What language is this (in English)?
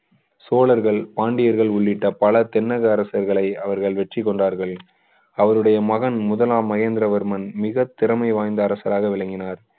Tamil